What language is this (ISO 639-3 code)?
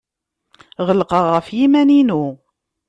kab